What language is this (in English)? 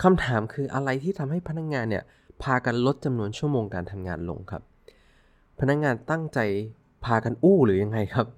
Thai